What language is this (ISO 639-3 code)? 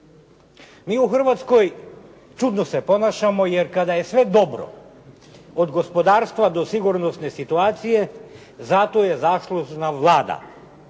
hrv